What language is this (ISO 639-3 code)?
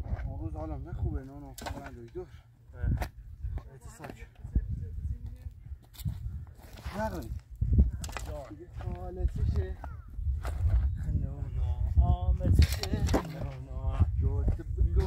fas